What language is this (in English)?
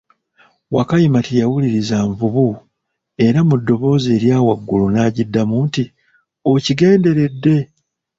Ganda